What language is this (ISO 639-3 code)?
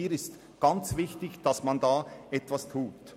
gsw